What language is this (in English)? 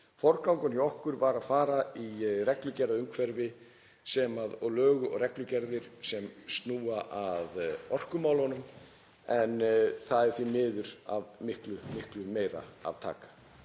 Icelandic